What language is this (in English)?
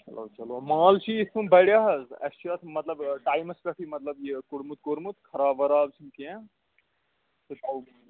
Kashmiri